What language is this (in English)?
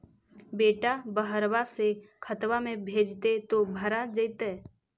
Magahi